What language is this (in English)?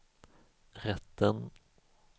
Swedish